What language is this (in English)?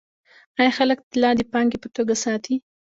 Pashto